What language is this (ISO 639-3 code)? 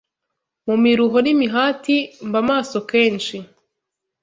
kin